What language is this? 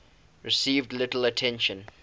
English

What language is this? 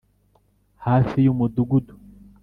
Kinyarwanda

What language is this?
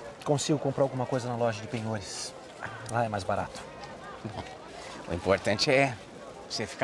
Portuguese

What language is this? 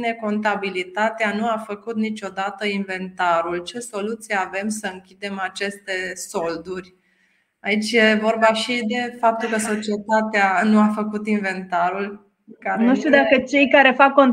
Romanian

